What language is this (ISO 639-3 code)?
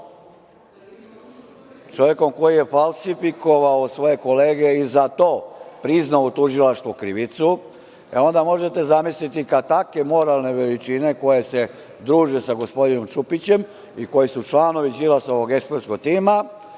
srp